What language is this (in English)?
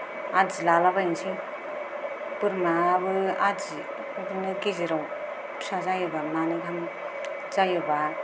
Bodo